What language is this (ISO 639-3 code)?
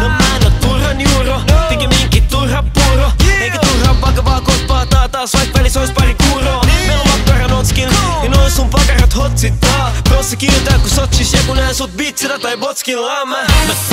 fin